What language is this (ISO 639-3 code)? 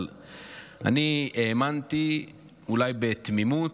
heb